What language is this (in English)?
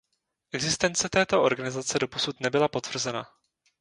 Czech